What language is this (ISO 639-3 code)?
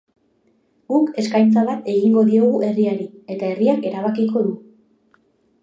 eus